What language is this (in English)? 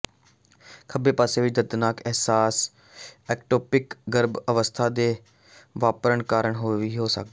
Punjabi